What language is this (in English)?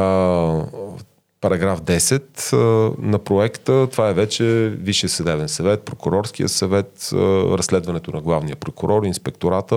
Bulgarian